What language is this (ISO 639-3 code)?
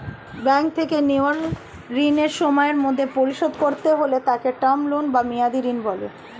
ben